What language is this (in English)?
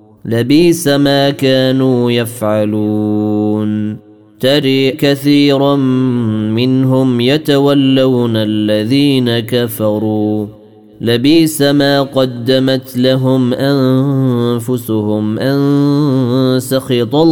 Arabic